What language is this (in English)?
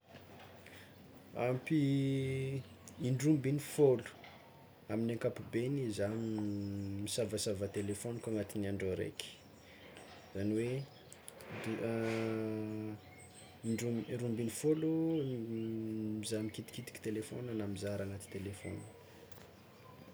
Tsimihety Malagasy